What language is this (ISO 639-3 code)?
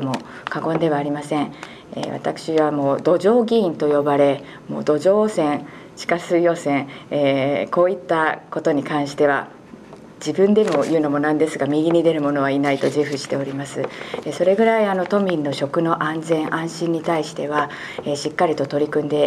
jpn